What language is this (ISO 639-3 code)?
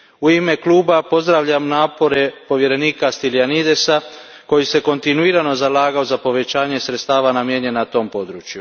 hrv